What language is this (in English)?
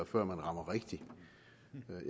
Danish